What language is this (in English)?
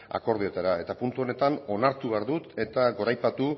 Basque